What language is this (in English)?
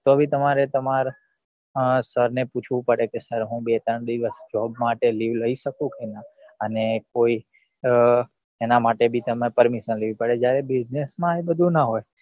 Gujarati